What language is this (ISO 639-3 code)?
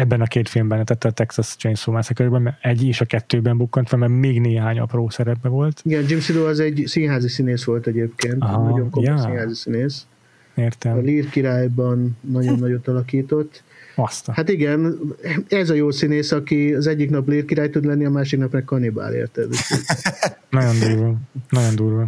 hun